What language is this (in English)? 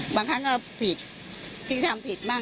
Thai